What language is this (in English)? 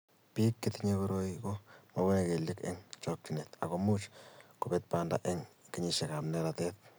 Kalenjin